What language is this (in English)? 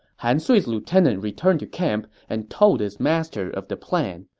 English